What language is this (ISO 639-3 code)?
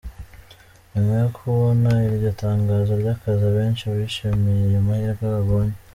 kin